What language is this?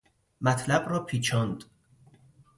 Persian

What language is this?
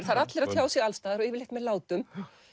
Icelandic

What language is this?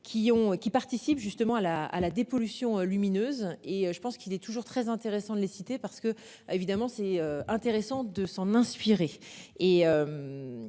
French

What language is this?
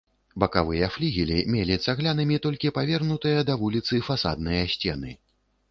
Belarusian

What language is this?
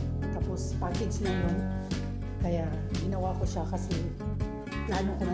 Filipino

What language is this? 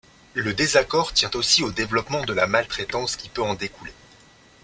French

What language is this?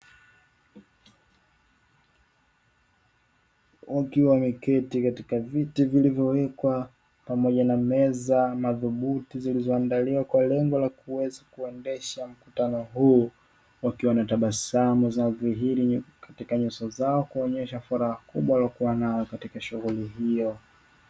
Swahili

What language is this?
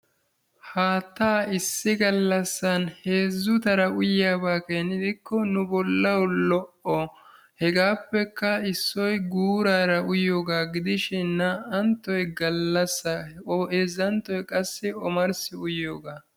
Wolaytta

